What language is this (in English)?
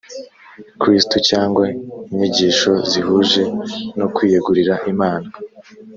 Kinyarwanda